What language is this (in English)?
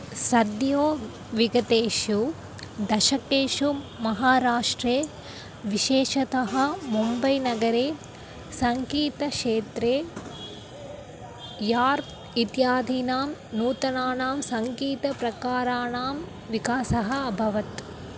Sanskrit